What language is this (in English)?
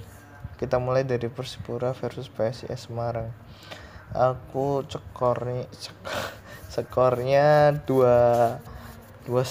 Indonesian